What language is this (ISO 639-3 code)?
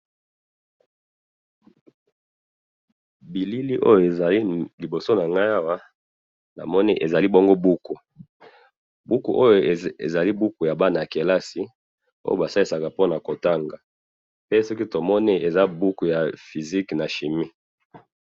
lin